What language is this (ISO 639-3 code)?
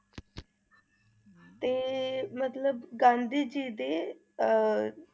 pan